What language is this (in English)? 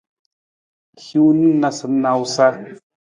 Nawdm